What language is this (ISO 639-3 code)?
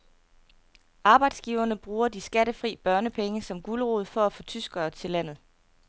dan